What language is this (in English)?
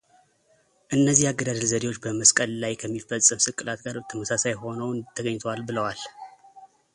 Amharic